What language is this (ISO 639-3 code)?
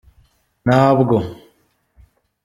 kin